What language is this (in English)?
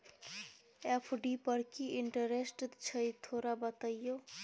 Maithili